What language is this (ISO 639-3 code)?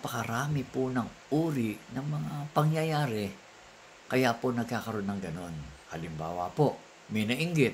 fil